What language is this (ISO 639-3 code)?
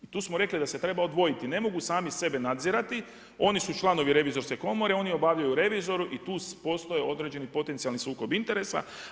hrv